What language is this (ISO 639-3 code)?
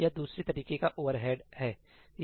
hin